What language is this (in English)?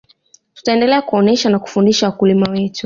Swahili